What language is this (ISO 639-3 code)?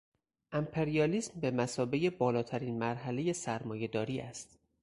fas